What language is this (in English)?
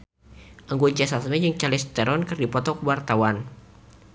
Sundanese